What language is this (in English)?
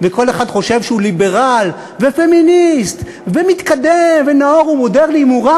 Hebrew